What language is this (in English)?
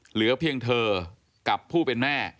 Thai